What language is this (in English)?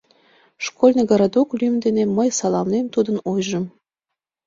Mari